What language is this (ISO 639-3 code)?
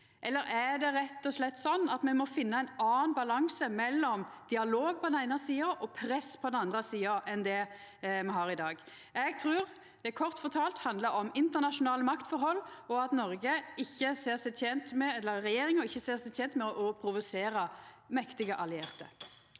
nor